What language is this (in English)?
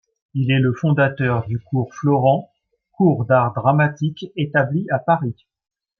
French